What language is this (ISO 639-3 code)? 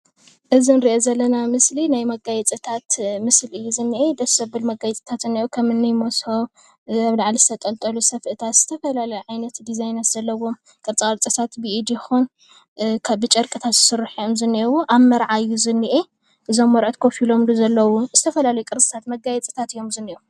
tir